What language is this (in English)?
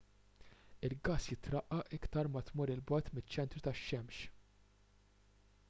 Maltese